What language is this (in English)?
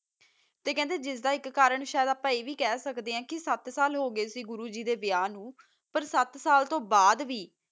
Punjabi